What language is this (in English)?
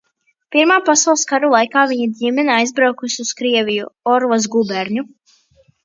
Latvian